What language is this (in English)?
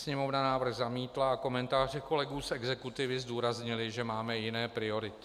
Czech